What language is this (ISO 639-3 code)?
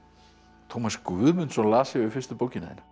isl